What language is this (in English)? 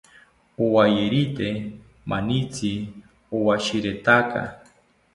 South Ucayali Ashéninka